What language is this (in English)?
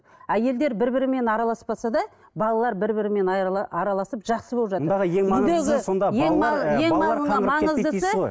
Kazakh